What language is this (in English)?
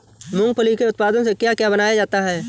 Hindi